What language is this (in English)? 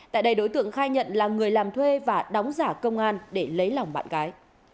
Vietnamese